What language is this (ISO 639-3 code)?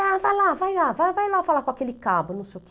por